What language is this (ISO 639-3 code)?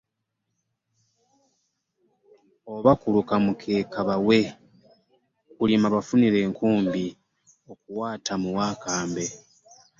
lug